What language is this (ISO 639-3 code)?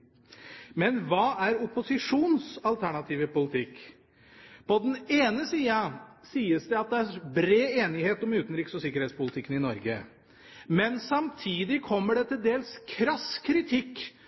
nob